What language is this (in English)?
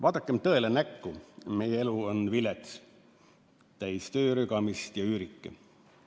Estonian